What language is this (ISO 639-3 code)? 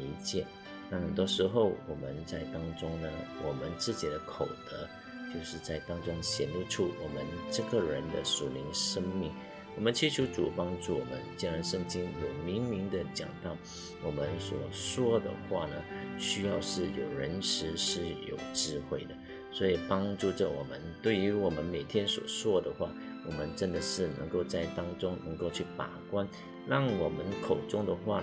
zho